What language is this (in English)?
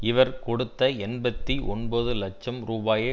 Tamil